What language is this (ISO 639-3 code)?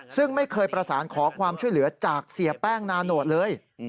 tha